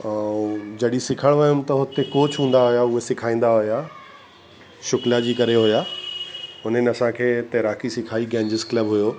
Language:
Sindhi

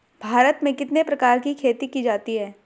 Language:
Hindi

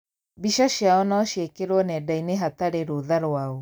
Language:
Kikuyu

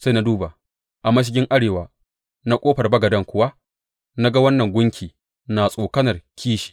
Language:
Hausa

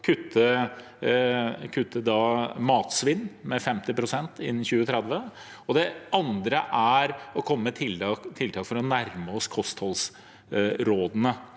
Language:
Norwegian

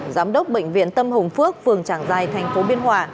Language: Vietnamese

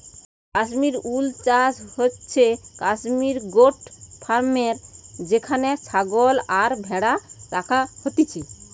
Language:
Bangla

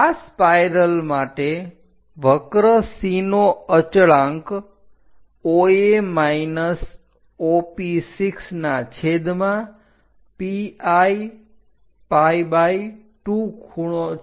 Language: Gujarati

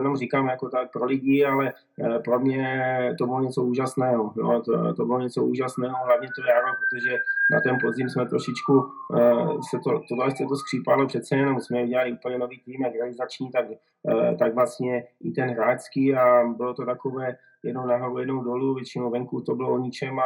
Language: Czech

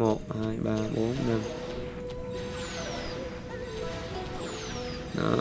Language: Vietnamese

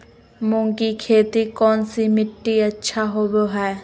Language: Magahi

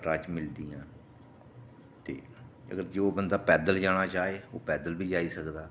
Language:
Dogri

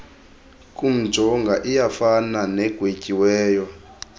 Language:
Xhosa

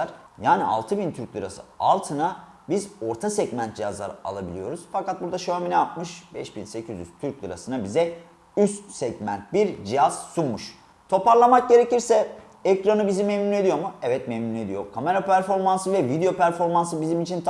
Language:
Turkish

